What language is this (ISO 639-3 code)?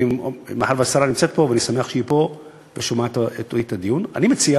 heb